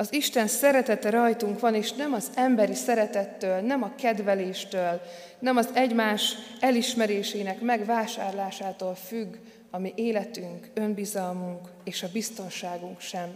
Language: Hungarian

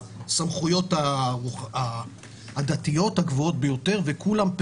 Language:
Hebrew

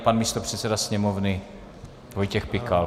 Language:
Czech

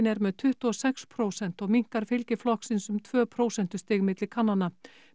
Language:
Icelandic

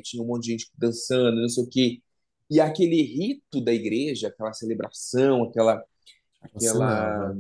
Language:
Portuguese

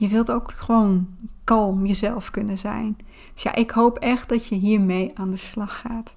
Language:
Dutch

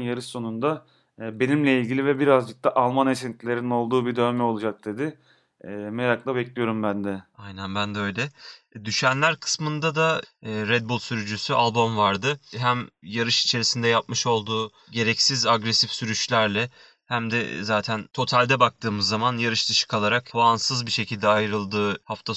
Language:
Turkish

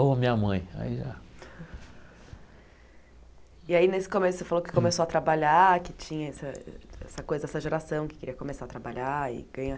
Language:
Portuguese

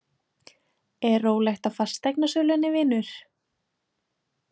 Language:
Icelandic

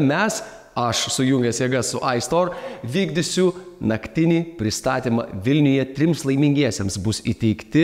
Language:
Lithuanian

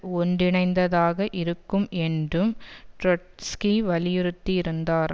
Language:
Tamil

